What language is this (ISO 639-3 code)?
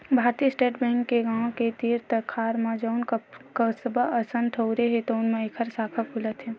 hne